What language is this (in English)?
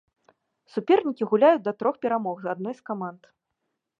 Belarusian